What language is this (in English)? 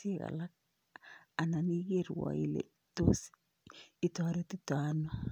Kalenjin